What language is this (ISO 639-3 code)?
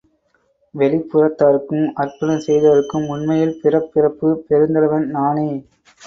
tam